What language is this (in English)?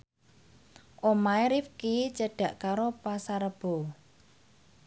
Javanese